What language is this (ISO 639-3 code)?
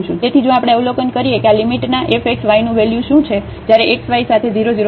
guj